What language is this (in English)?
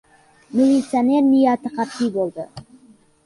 Uzbek